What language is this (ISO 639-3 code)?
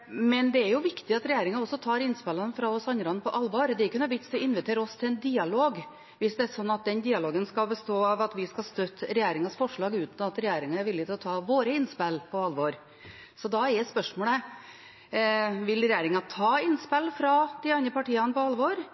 nob